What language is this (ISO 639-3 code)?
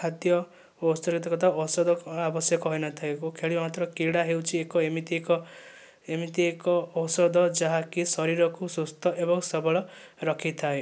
ori